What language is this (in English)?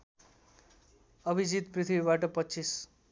Nepali